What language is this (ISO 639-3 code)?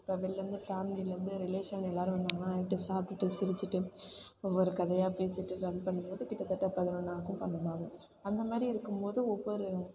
tam